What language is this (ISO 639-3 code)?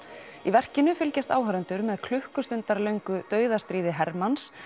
isl